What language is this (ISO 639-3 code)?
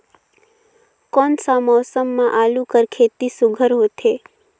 hne